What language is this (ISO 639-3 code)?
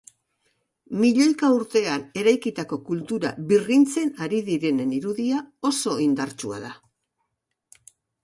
eus